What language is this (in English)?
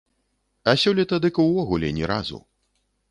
Belarusian